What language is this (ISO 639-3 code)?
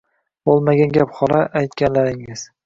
uzb